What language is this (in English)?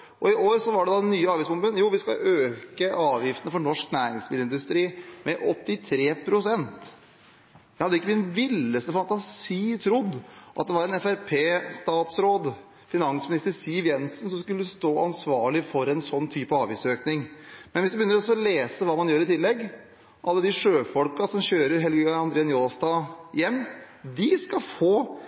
Norwegian Bokmål